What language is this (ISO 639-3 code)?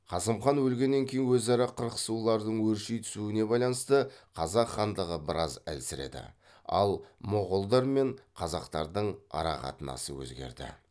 kaz